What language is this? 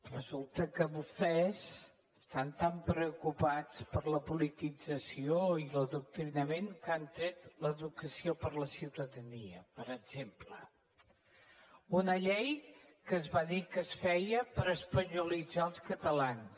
Catalan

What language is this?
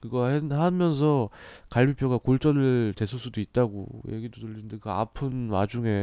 Korean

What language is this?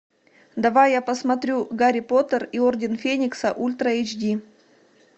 Russian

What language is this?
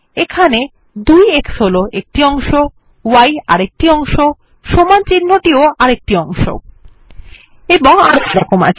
Bangla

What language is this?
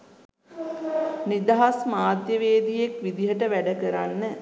Sinhala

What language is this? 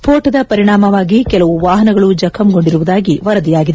Kannada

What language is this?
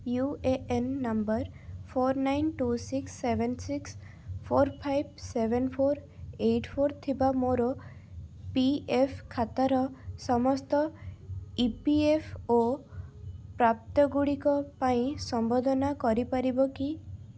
Odia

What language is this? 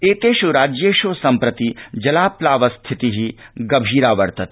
Sanskrit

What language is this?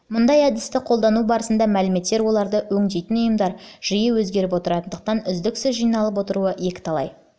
Kazakh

